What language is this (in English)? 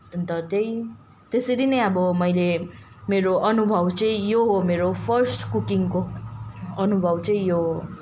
Nepali